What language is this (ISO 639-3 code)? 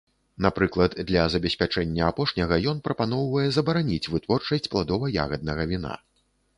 bel